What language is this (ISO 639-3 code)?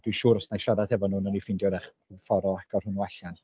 cym